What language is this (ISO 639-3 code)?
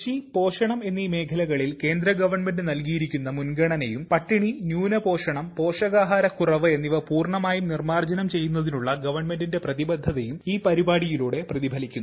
mal